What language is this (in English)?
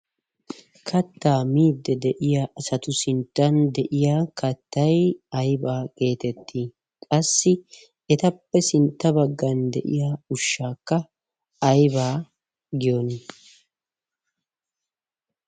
Wolaytta